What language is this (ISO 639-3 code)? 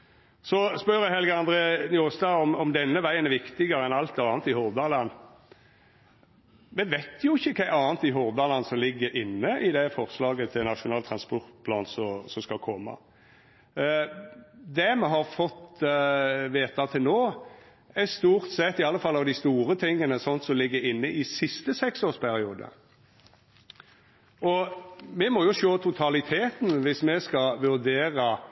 nno